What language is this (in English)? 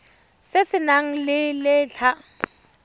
Tswana